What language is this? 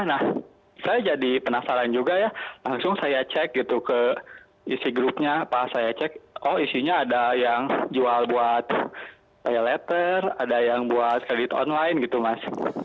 Indonesian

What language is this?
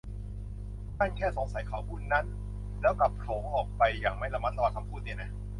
Thai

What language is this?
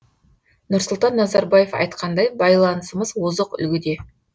Kazakh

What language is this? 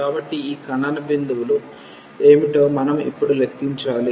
Telugu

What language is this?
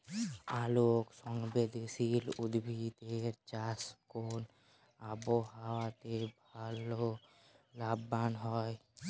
Bangla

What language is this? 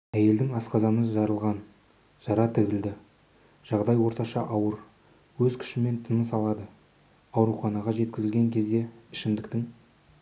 Kazakh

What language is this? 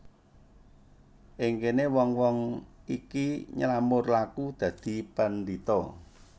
Javanese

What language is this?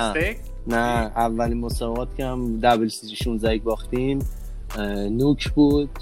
Persian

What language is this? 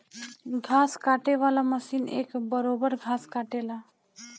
Bhojpuri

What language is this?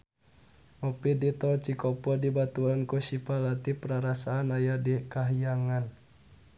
Sundanese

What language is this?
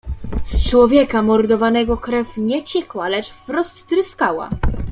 Polish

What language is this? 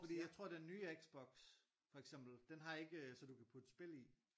Danish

